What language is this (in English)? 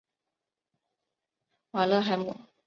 Chinese